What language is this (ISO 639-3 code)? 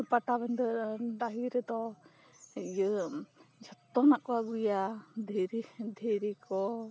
sat